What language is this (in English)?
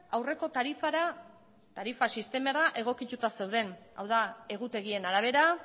Basque